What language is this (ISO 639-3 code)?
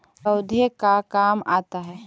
mag